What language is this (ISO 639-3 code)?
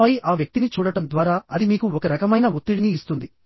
tel